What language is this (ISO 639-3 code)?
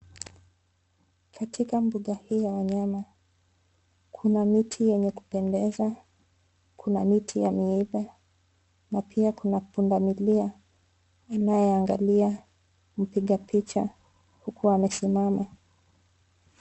swa